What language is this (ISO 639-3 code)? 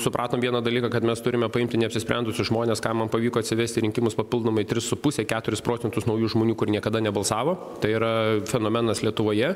lit